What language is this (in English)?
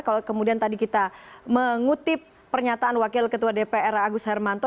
Indonesian